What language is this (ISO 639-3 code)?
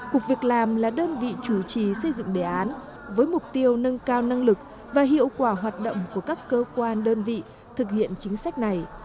vie